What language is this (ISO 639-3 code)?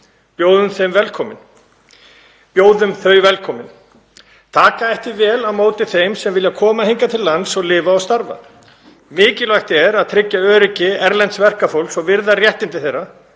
isl